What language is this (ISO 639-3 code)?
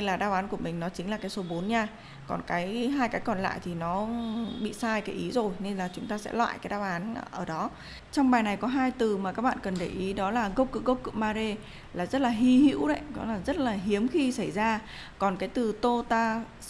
vie